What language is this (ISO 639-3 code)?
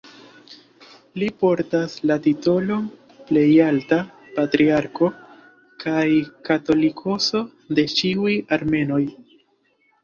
epo